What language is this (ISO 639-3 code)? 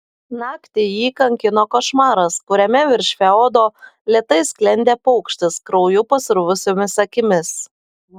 lit